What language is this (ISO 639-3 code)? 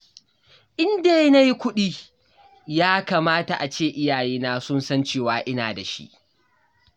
hau